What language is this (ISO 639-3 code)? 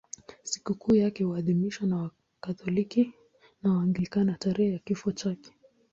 swa